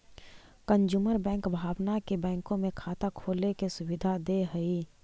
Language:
Magahi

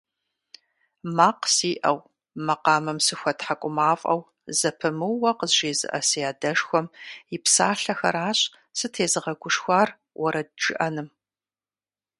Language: Kabardian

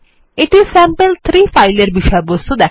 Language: Bangla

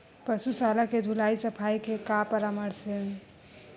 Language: Chhattisgarhi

